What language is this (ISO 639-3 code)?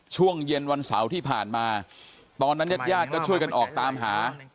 tha